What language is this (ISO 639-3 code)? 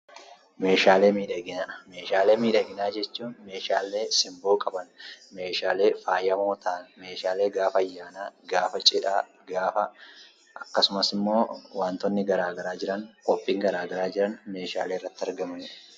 orm